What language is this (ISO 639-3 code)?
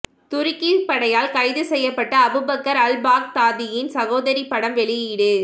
tam